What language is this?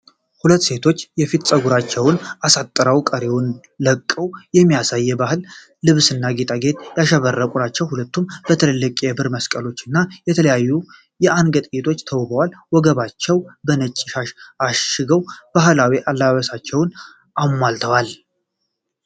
Amharic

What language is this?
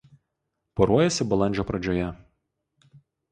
Lithuanian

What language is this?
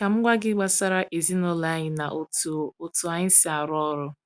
Igbo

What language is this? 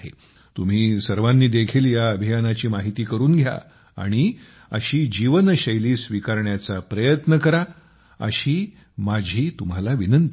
Marathi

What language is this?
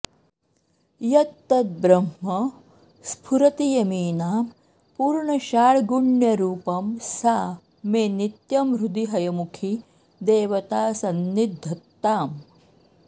Sanskrit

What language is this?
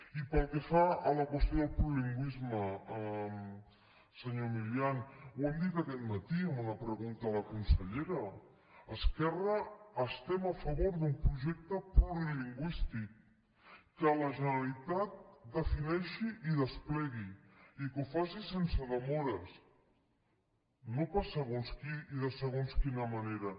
Catalan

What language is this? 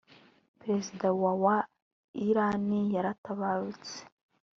Kinyarwanda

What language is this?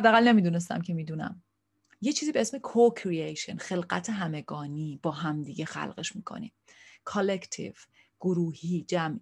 Persian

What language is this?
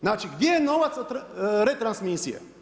Croatian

